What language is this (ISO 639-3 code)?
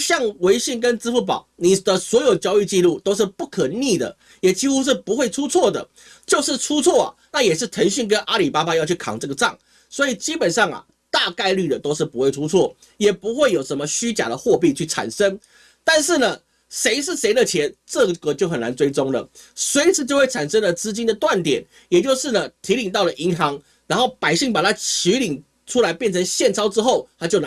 zho